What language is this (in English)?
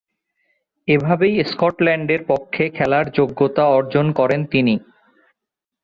Bangla